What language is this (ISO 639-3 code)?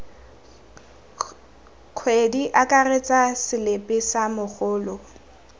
tsn